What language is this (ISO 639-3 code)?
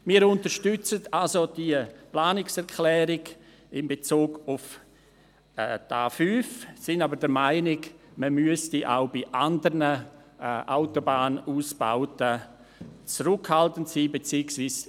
gsw